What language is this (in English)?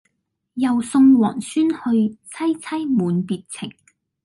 Cantonese